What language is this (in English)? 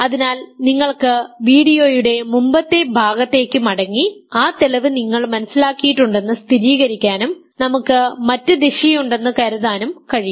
Malayalam